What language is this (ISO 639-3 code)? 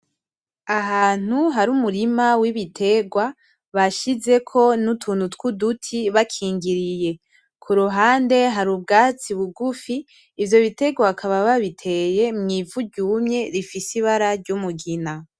run